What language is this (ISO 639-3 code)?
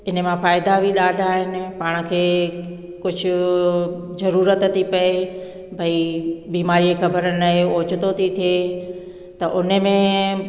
snd